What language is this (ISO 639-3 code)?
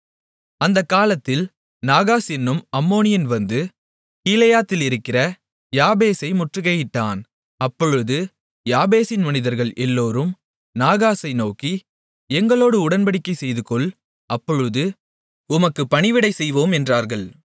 tam